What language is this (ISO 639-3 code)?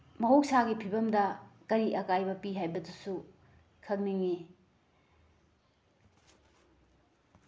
mni